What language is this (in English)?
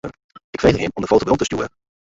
Western Frisian